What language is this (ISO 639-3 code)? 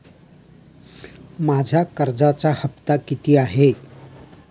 mar